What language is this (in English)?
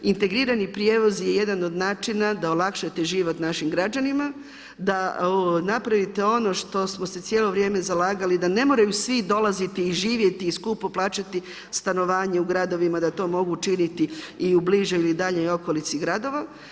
Croatian